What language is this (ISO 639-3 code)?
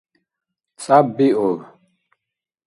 dar